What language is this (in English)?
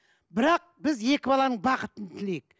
Kazakh